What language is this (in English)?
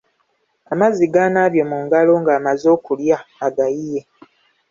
Ganda